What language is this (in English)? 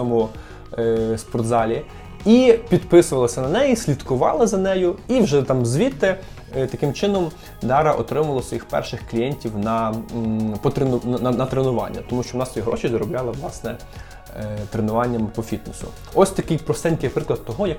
Ukrainian